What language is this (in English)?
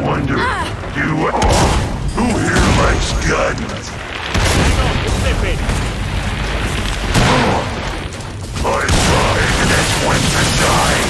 English